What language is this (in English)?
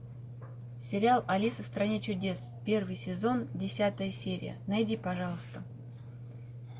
Russian